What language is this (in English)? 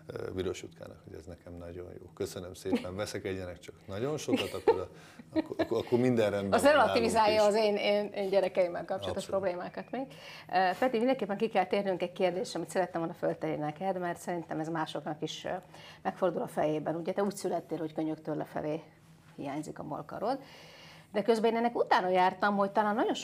Hungarian